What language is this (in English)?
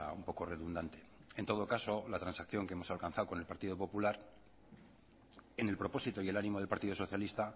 Spanish